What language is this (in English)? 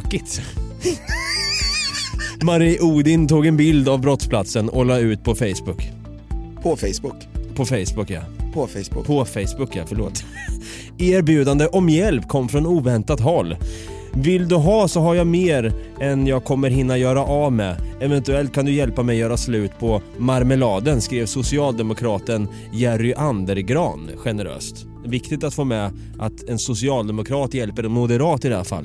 Swedish